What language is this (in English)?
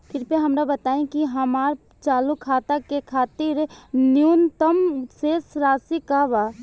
Bhojpuri